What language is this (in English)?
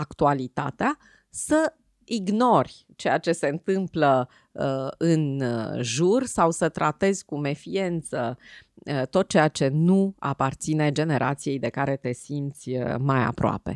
Romanian